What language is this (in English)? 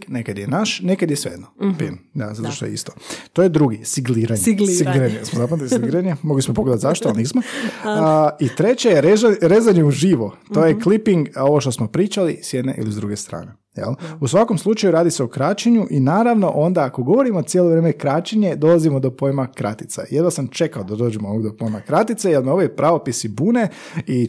Croatian